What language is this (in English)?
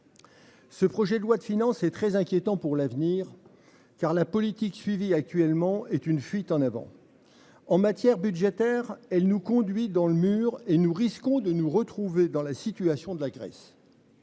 French